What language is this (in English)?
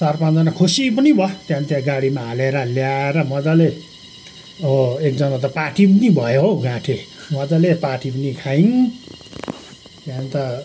Nepali